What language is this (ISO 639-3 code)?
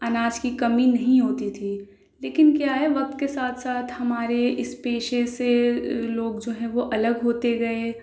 urd